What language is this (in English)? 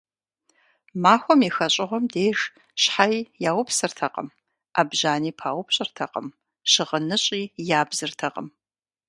Kabardian